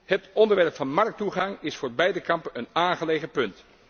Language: Dutch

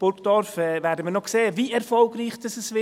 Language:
Swiss German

